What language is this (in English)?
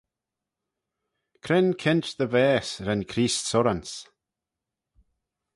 Manx